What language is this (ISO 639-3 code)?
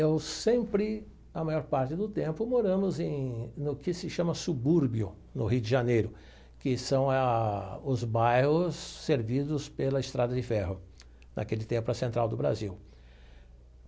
por